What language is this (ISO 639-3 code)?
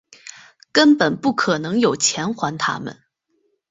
zho